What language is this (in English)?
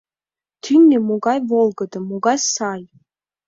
Mari